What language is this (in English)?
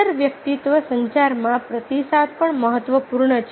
Gujarati